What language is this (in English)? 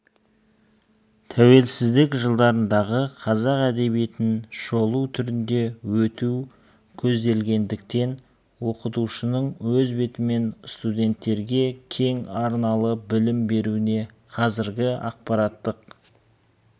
Kazakh